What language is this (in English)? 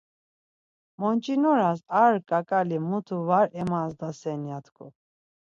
Laz